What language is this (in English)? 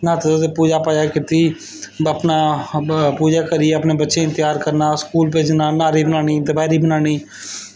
Dogri